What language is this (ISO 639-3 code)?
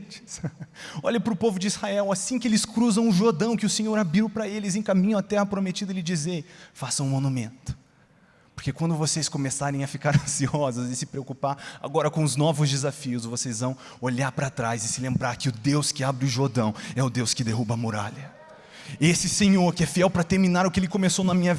por